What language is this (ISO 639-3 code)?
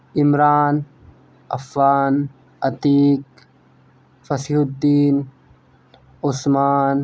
urd